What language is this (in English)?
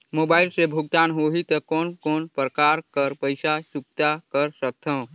Chhattisgarhi